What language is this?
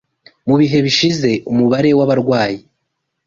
Kinyarwanda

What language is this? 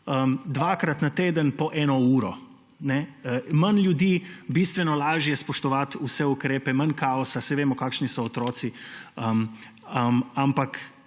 Slovenian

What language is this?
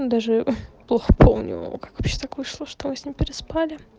Russian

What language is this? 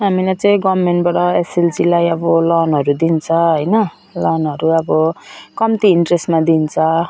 Nepali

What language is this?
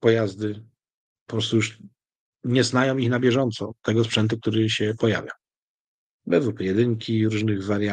Polish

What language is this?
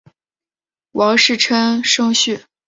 Chinese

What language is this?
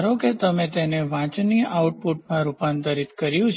Gujarati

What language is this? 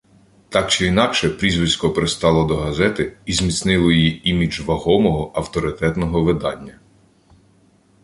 Ukrainian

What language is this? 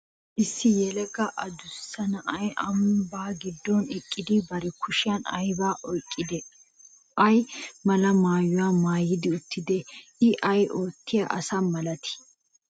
Wolaytta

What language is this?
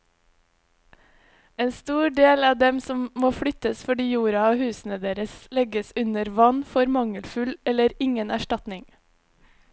Norwegian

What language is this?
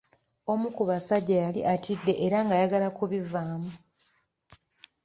Ganda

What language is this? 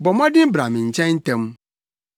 Akan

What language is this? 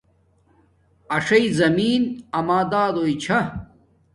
Domaaki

